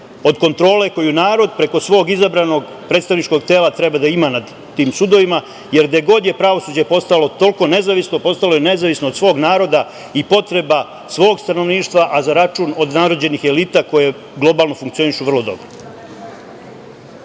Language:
Serbian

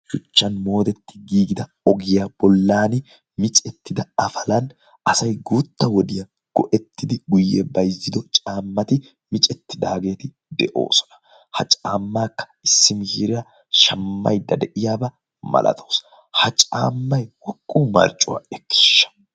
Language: Wolaytta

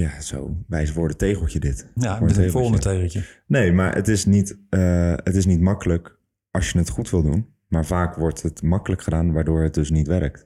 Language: Dutch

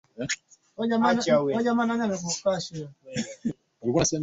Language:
Swahili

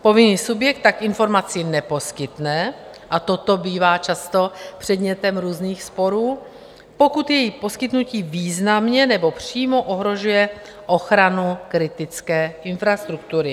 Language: Czech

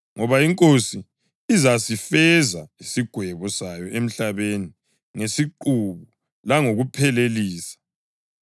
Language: North Ndebele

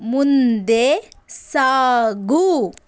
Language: Kannada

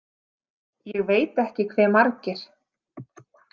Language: Icelandic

